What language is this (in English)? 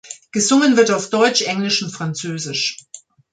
German